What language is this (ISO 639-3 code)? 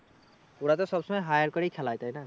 ben